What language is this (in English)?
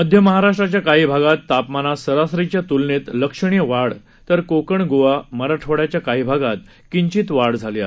Marathi